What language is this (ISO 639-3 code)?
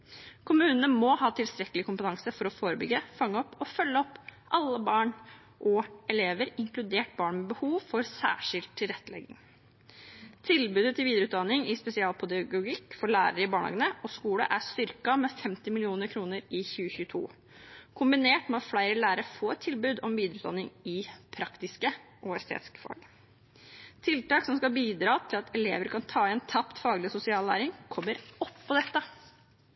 nob